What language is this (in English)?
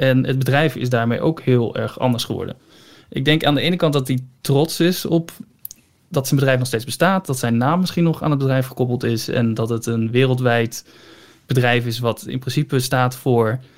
Dutch